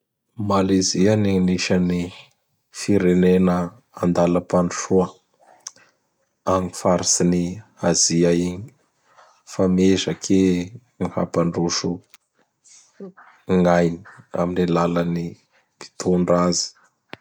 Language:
Bara Malagasy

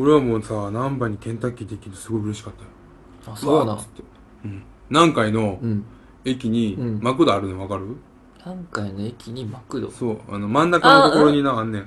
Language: Japanese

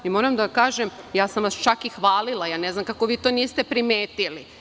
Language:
Serbian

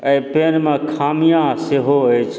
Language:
Maithili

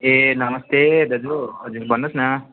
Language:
Nepali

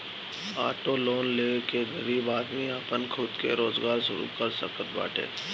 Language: Bhojpuri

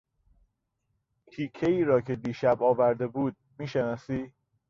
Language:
Persian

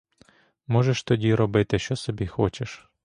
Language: Ukrainian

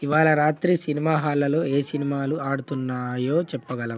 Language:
Telugu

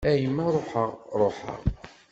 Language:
Kabyle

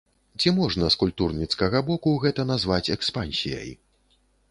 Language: Belarusian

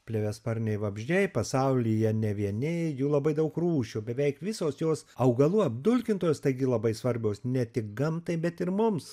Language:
Lithuanian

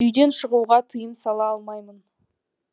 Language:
Kazakh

